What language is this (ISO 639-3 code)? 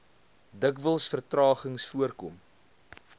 afr